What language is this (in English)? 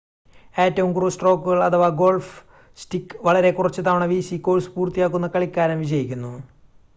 Malayalam